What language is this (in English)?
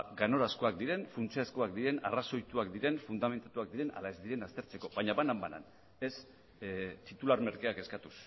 Basque